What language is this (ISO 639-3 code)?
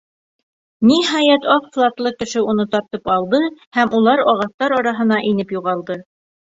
bak